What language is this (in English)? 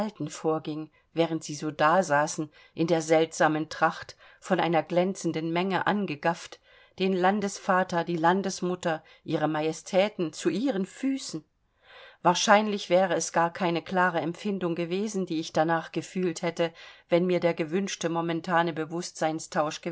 German